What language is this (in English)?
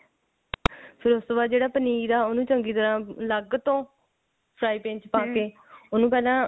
Punjabi